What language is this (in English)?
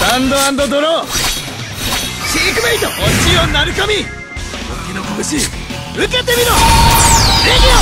Japanese